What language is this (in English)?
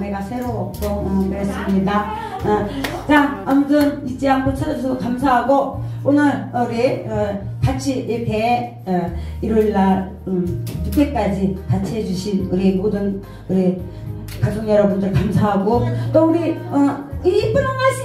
Korean